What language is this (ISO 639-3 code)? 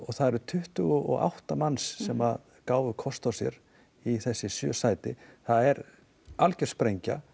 isl